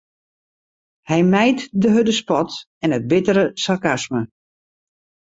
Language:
Western Frisian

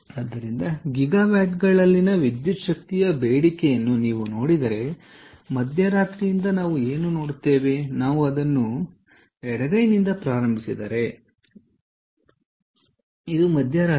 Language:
Kannada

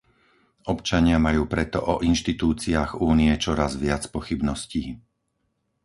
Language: Slovak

